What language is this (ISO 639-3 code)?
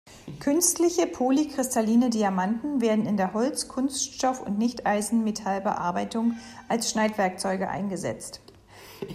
deu